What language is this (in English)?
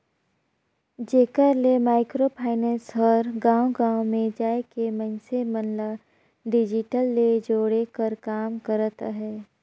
Chhattisgarhi